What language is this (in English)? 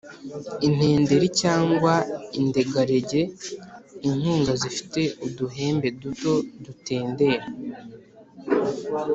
Kinyarwanda